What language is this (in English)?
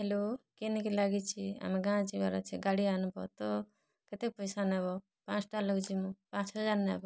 Odia